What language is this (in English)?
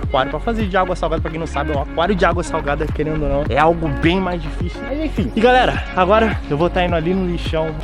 Portuguese